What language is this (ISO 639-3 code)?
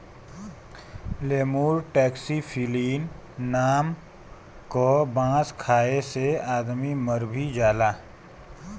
bho